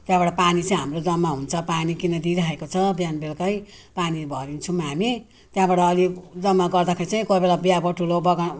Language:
Nepali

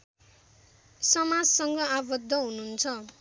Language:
Nepali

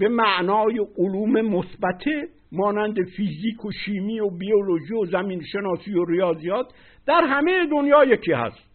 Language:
Persian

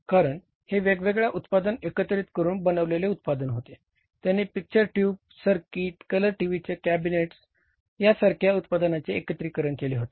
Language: Marathi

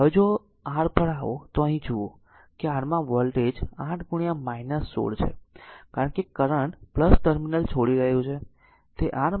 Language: Gujarati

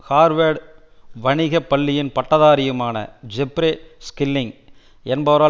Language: Tamil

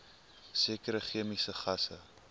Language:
Afrikaans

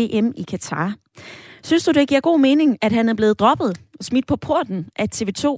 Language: Danish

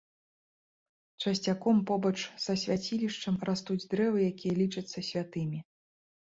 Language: Belarusian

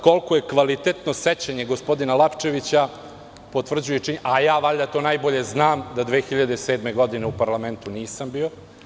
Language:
Serbian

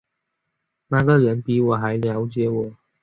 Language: Chinese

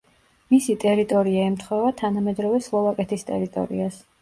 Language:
Georgian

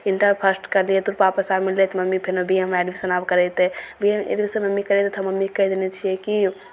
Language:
Maithili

